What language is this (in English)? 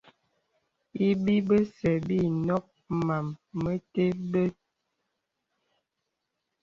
Bebele